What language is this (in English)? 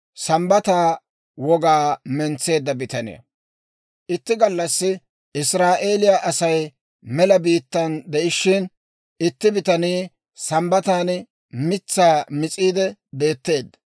Dawro